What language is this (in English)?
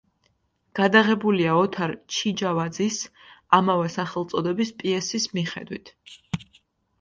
Georgian